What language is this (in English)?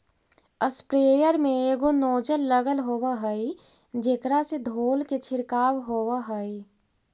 Magahi